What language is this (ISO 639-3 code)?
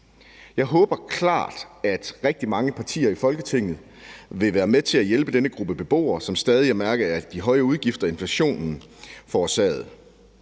dan